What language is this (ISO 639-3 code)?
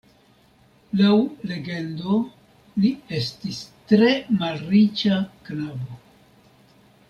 epo